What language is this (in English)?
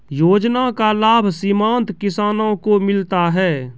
Maithili